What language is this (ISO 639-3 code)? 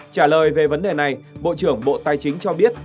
vie